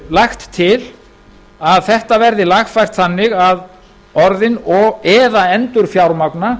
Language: Icelandic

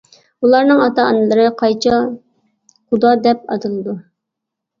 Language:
Uyghur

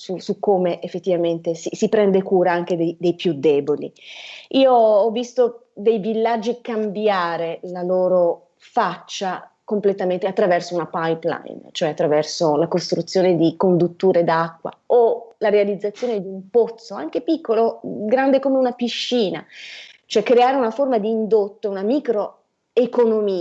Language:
Italian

